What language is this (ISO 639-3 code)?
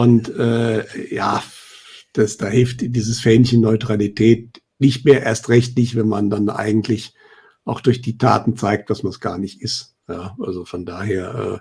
deu